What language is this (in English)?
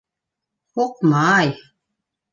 Bashkir